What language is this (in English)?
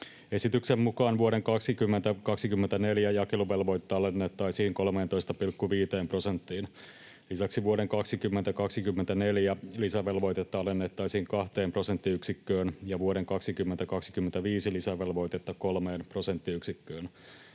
Finnish